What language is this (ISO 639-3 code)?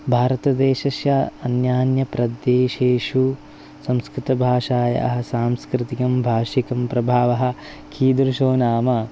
san